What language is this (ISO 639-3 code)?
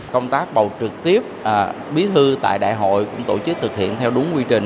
vie